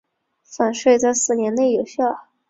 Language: Chinese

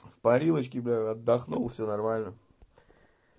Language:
Russian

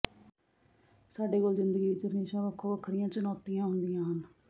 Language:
Punjabi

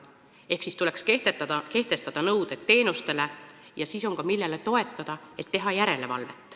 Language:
Estonian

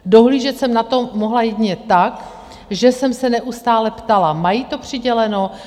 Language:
Czech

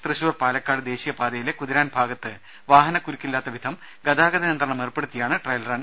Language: Malayalam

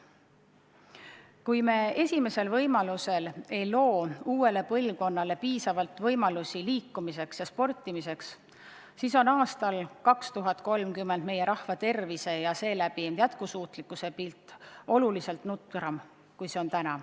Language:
Estonian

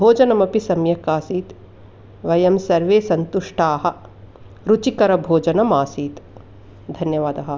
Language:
Sanskrit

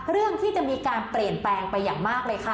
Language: Thai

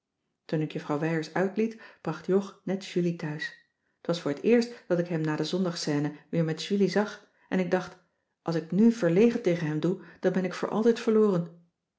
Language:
Dutch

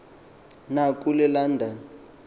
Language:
Xhosa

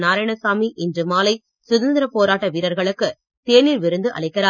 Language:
Tamil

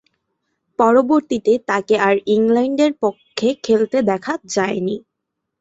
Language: Bangla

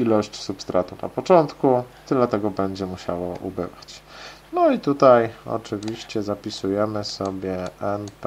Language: Polish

